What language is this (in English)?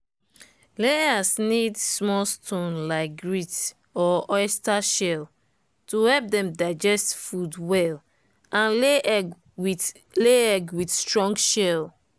Nigerian Pidgin